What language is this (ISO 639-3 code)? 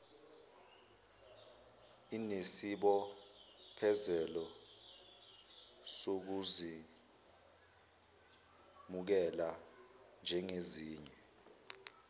zul